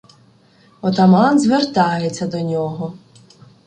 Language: Ukrainian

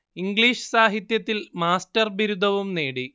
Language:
Malayalam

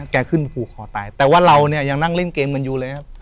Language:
Thai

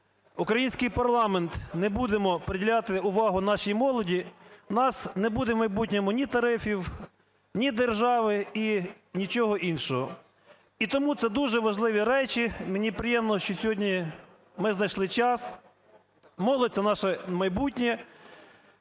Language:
Ukrainian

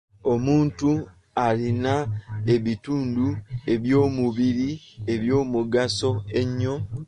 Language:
Ganda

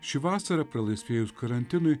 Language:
Lithuanian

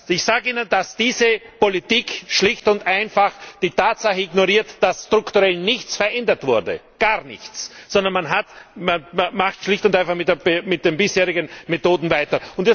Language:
German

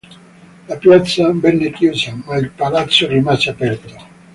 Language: Italian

